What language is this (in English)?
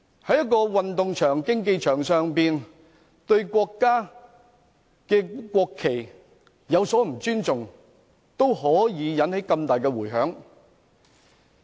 Cantonese